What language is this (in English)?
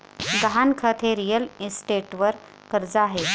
Marathi